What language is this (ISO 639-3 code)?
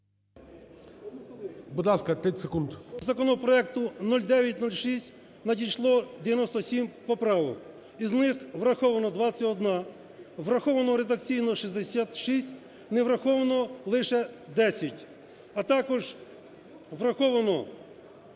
ukr